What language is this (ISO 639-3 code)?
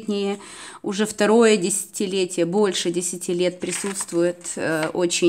rus